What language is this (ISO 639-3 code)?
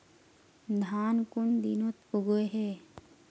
mag